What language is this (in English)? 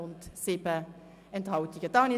Swiss German